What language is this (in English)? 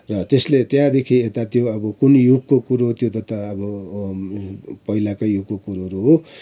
Nepali